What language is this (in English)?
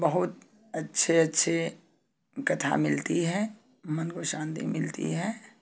Hindi